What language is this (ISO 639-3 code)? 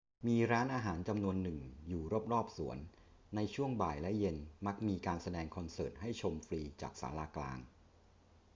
tha